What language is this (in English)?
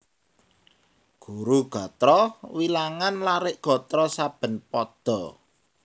Javanese